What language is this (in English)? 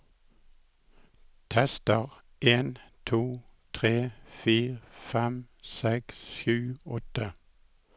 Norwegian